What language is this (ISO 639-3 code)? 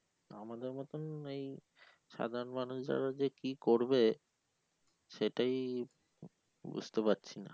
ben